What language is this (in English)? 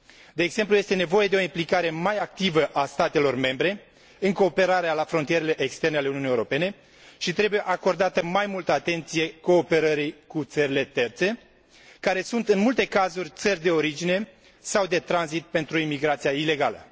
Romanian